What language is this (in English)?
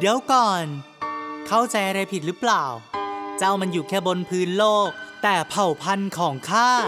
Thai